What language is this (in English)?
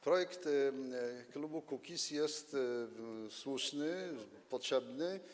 Polish